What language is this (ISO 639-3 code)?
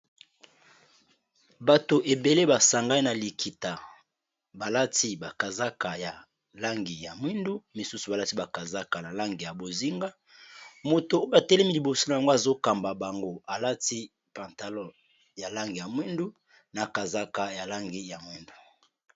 lin